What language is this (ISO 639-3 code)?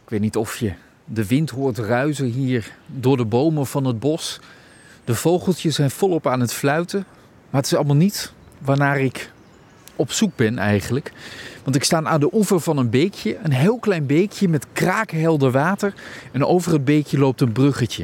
nld